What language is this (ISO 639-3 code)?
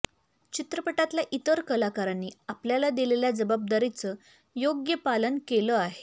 mar